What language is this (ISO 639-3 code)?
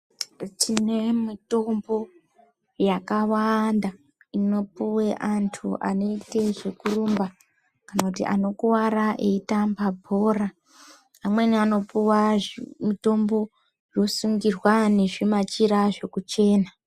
ndc